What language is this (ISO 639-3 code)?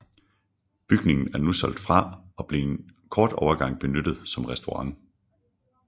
dan